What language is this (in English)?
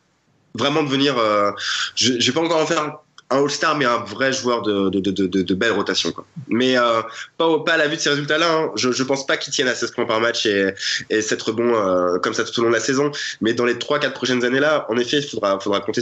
French